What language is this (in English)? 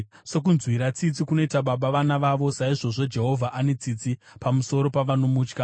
Shona